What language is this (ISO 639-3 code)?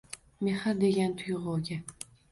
uzb